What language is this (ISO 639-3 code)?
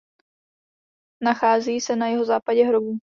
ces